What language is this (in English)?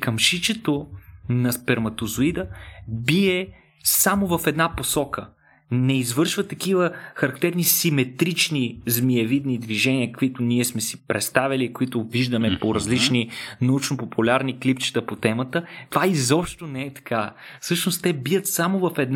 Bulgarian